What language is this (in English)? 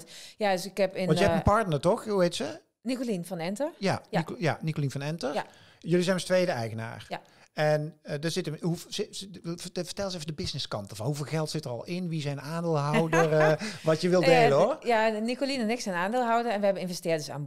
Dutch